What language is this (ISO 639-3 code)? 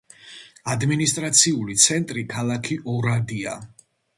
kat